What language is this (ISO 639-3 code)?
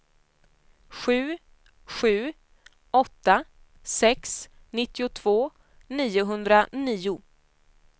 swe